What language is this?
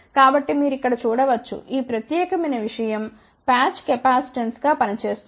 Telugu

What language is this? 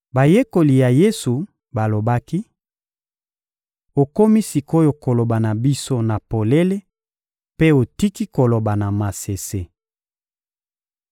Lingala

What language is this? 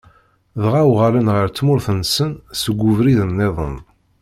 Kabyle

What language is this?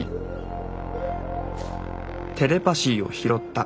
Japanese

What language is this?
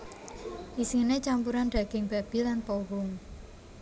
Javanese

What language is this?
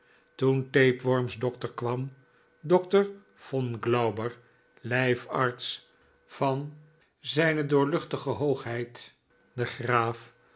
Dutch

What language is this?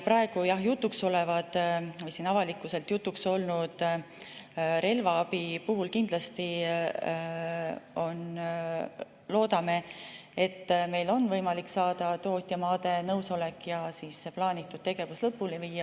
Estonian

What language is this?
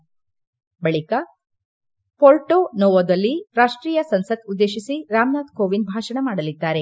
Kannada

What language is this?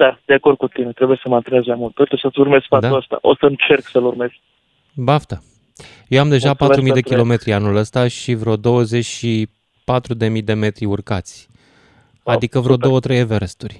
Romanian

